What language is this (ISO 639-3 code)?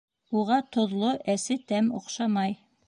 bak